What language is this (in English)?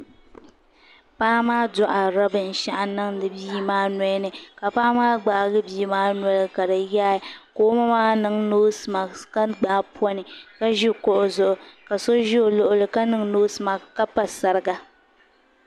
Dagbani